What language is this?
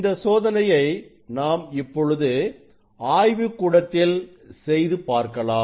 Tamil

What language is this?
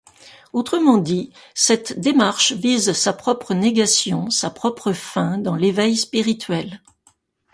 French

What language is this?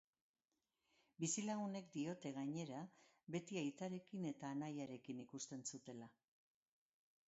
Basque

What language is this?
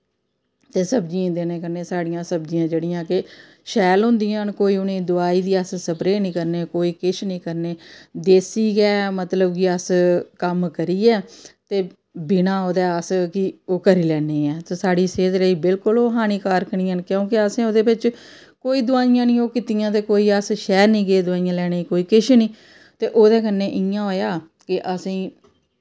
Dogri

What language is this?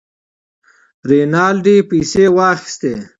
Pashto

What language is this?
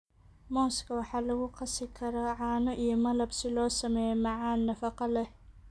Somali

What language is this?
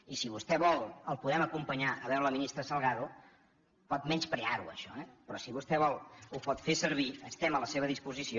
Catalan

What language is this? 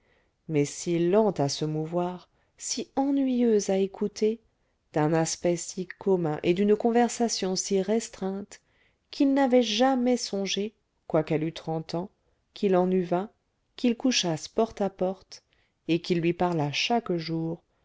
French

